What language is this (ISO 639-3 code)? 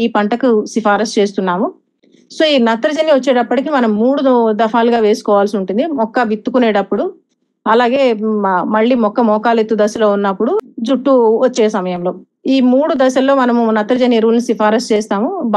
tel